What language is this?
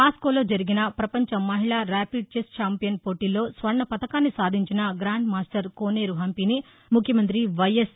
Telugu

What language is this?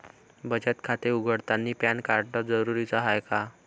Marathi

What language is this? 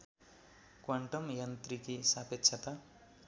Nepali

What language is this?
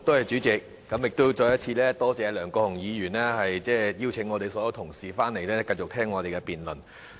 Cantonese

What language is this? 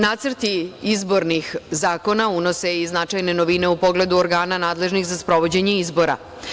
Serbian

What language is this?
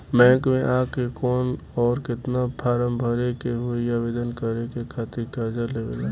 Bhojpuri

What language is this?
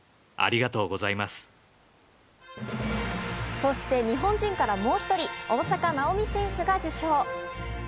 Japanese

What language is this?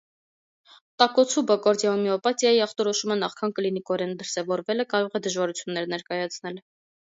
Armenian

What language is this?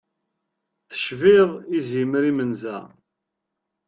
Kabyle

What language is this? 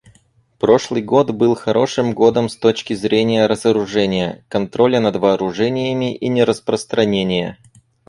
Russian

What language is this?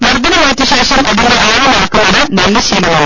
Malayalam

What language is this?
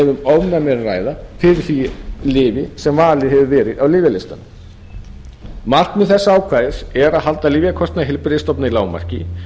Icelandic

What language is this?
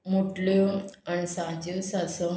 Konkani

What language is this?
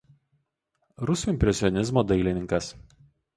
Lithuanian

